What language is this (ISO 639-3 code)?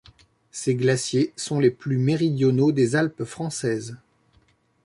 fra